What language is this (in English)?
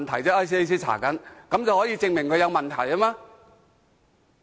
Cantonese